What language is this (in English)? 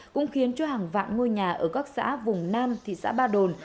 Vietnamese